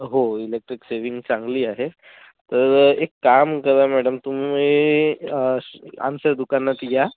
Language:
Marathi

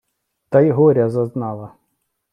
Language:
Ukrainian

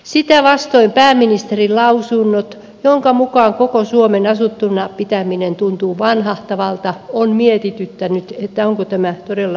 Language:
Finnish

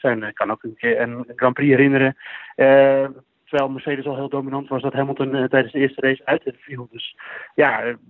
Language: Dutch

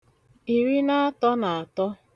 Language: Igbo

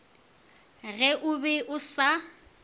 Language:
Northern Sotho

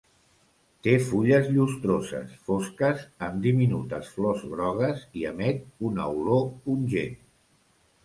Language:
Catalan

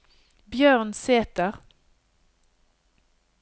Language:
Norwegian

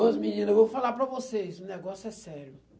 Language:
Portuguese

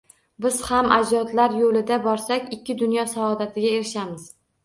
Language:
Uzbek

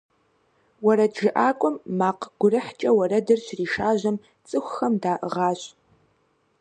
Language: Kabardian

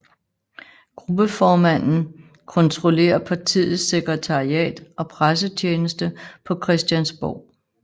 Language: Danish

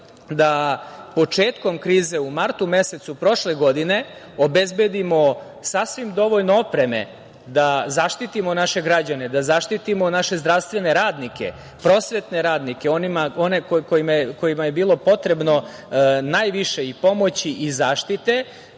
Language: Serbian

